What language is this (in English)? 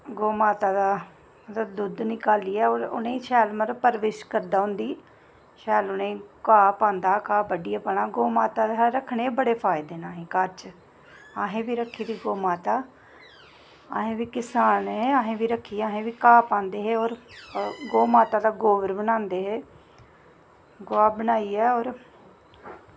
Dogri